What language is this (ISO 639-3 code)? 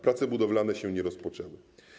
pol